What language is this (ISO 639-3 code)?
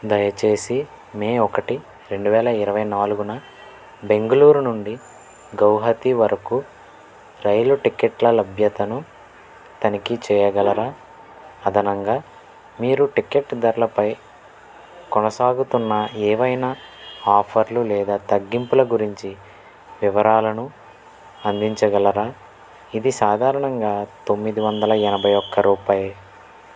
tel